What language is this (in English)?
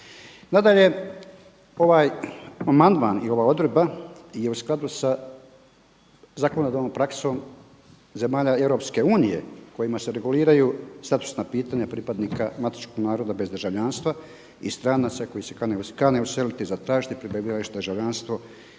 Croatian